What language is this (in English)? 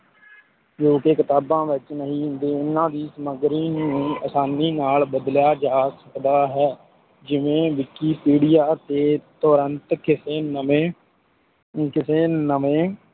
Punjabi